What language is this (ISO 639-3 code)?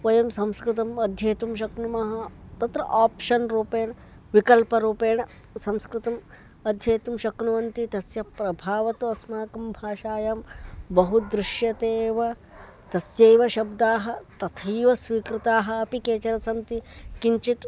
san